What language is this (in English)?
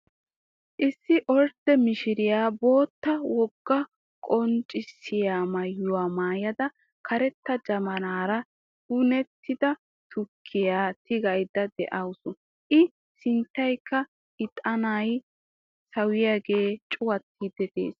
Wolaytta